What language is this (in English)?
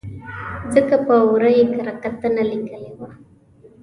Pashto